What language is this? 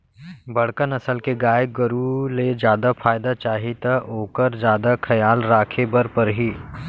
Chhattisgarhi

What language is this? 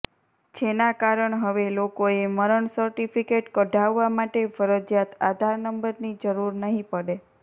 Gujarati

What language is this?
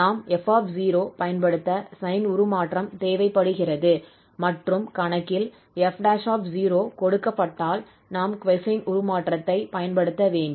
Tamil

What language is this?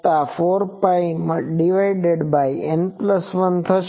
Gujarati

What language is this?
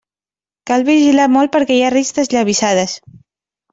Catalan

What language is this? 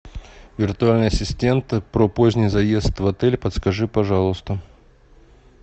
Russian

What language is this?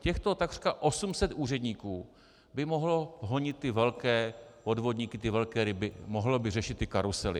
Czech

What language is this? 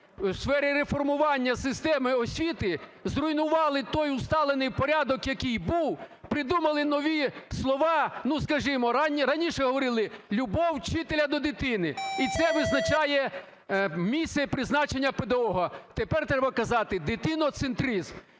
Ukrainian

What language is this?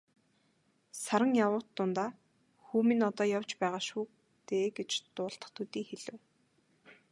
Mongolian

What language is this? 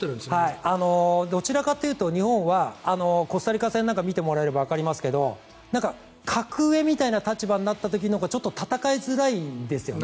Japanese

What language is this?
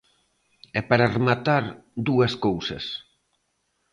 Galician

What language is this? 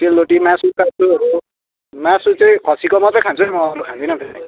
Nepali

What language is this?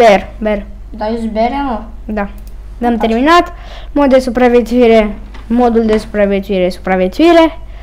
Romanian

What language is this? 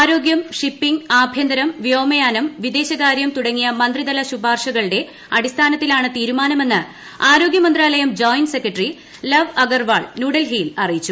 Malayalam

